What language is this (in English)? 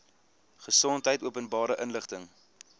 Afrikaans